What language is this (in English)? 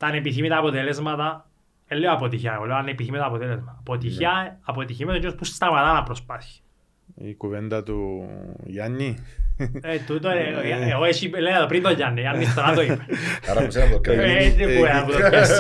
Greek